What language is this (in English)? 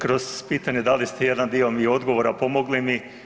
Croatian